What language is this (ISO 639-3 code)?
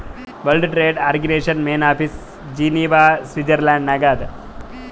kan